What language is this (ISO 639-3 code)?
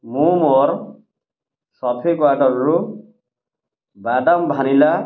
ori